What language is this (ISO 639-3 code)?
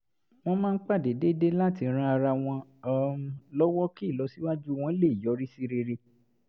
yor